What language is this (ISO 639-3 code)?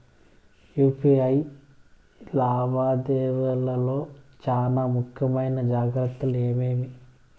tel